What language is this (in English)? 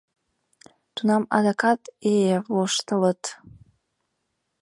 Mari